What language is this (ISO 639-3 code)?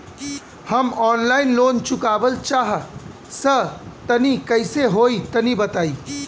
bho